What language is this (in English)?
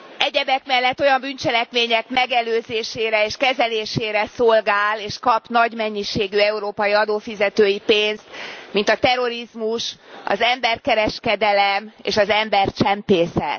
Hungarian